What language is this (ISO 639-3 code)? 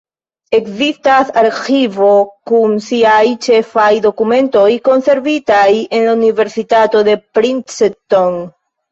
epo